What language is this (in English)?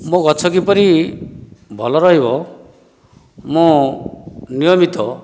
Odia